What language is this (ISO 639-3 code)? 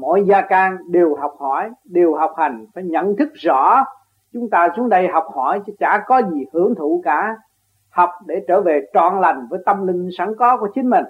vie